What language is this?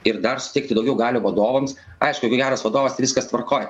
Lithuanian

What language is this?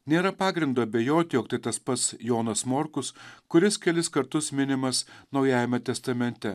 Lithuanian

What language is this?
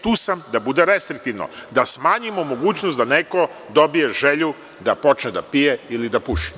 Serbian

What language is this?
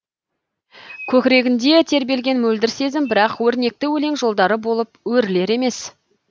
Kazakh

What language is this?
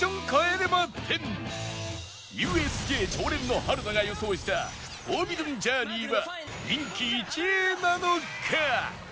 Japanese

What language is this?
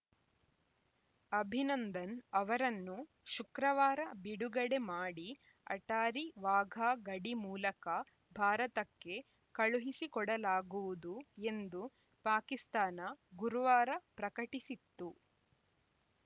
Kannada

